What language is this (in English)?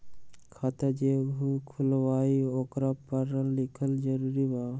Magahi